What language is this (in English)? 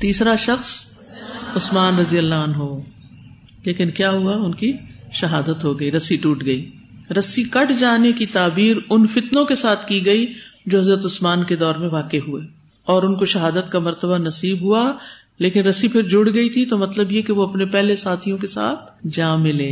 Urdu